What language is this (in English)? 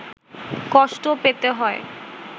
Bangla